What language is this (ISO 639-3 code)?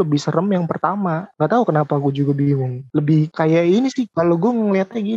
ind